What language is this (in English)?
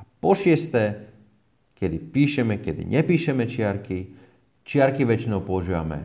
Slovak